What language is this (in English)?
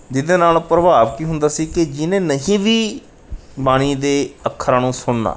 Punjabi